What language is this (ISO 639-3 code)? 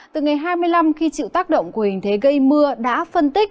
vie